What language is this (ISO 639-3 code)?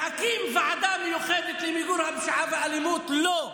heb